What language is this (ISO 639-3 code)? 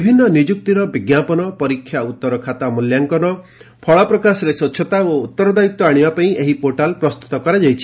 ori